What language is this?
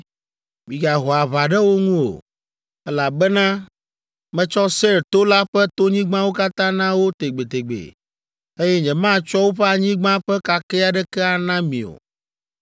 Ewe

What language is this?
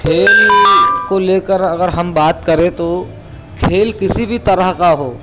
Urdu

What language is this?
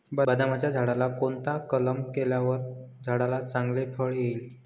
Marathi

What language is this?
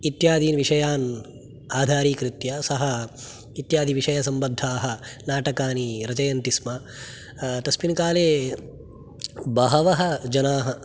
Sanskrit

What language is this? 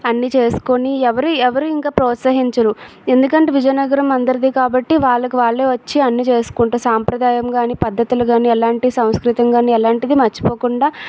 Telugu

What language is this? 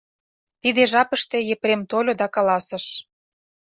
Mari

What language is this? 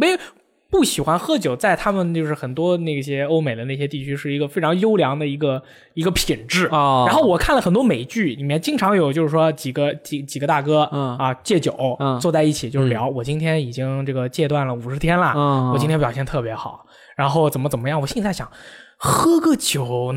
Chinese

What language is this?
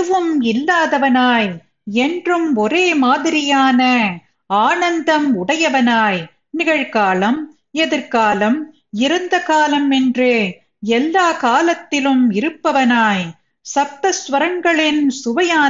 Tamil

